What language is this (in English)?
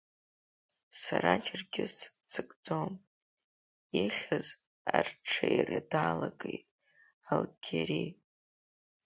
Abkhazian